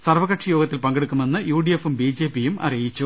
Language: Malayalam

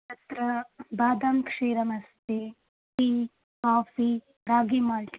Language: Sanskrit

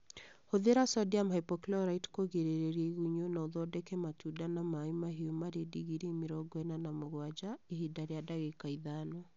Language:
Kikuyu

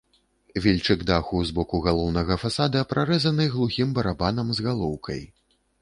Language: Belarusian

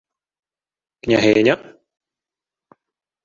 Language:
Ukrainian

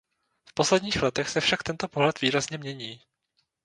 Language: Czech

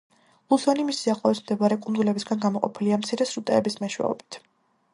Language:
Georgian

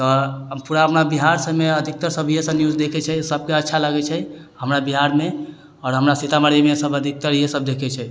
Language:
Maithili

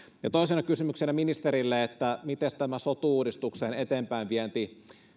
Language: Finnish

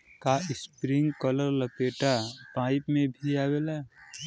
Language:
Bhojpuri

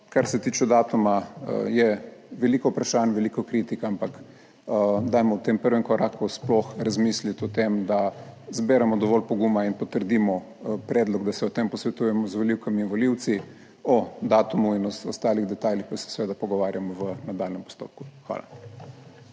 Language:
Slovenian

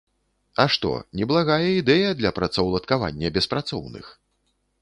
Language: Belarusian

